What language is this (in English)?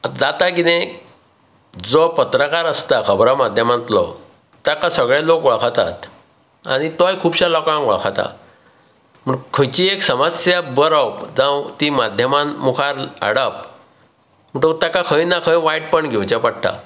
Konkani